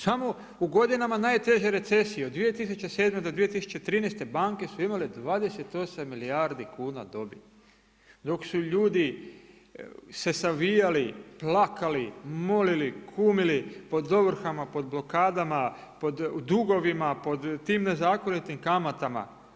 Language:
Croatian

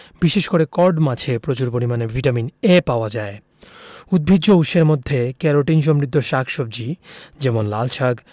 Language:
Bangla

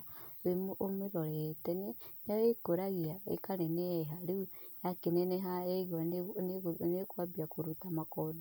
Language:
Kikuyu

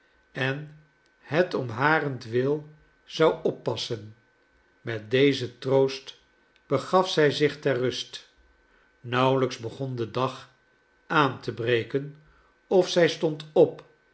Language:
Dutch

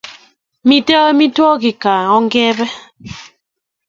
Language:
Kalenjin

